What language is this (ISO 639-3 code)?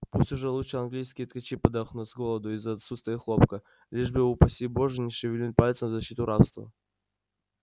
rus